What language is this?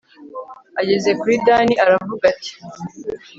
Kinyarwanda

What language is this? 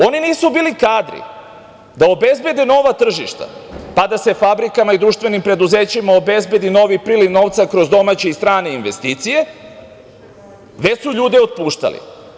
Serbian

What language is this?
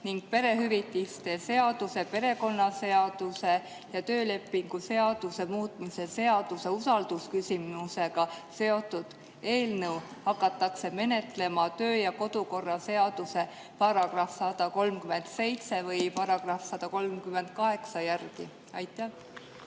Estonian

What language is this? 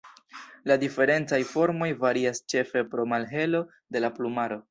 Esperanto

